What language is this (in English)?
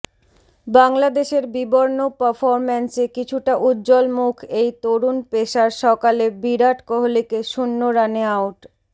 Bangla